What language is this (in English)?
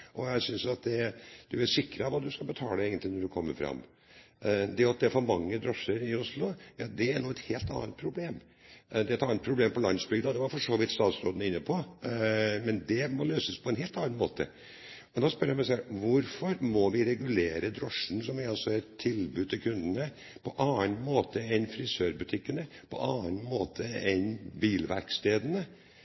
Norwegian Bokmål